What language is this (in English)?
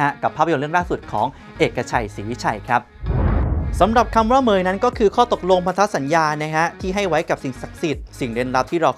Thai